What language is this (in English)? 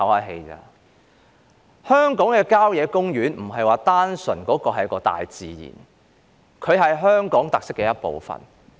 Cantonese